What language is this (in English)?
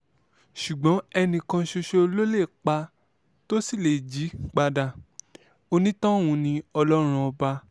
Yoruba